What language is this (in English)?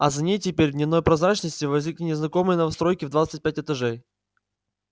Russian